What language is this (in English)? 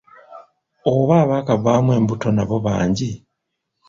Ganda